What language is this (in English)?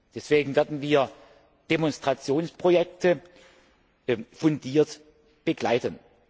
German